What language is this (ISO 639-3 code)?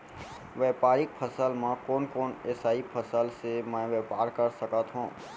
hne